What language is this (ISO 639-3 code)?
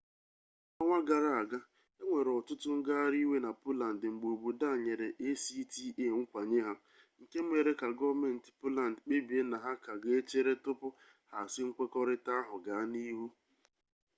ibo